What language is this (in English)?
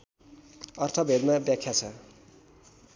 Nepali